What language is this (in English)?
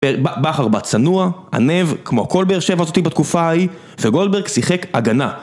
Hebrew